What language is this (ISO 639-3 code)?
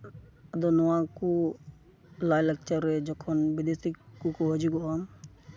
sat